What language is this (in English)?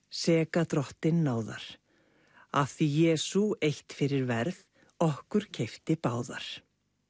Icelandic